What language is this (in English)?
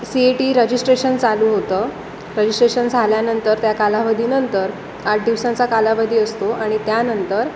Marathi